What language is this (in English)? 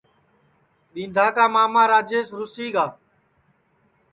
Sansi